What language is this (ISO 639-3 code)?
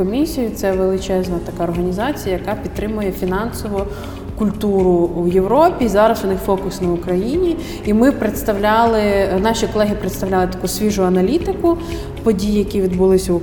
ukr